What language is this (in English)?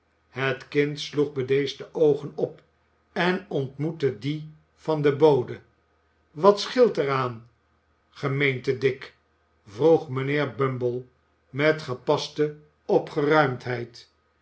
Dutch